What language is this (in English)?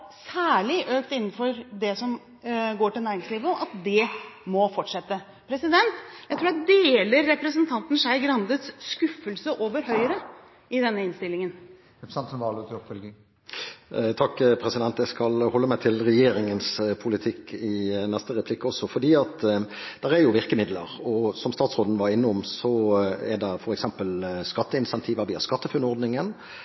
Norwegian Bokmål